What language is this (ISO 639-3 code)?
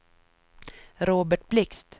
swe